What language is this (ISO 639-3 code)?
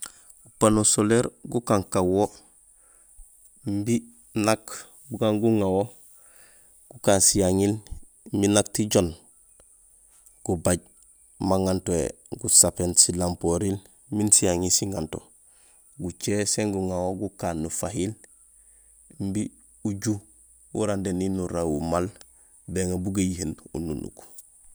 gsl